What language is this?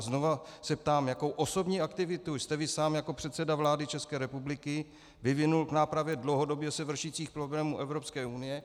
Czech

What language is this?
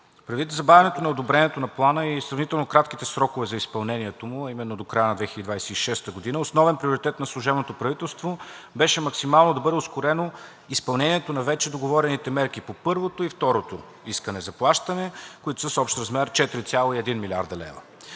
Bulgarian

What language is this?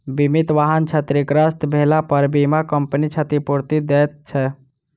Maithili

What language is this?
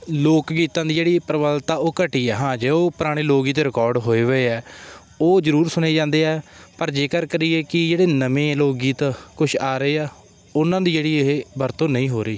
Punjabi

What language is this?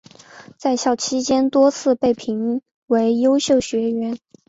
Chinese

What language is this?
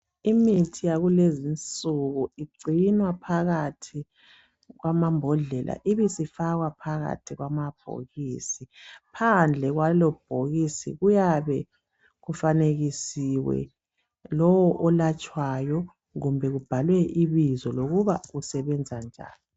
North Ndebele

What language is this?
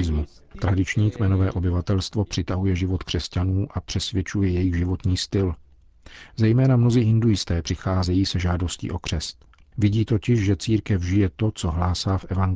Czech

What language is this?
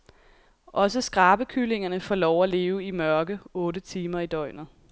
Danish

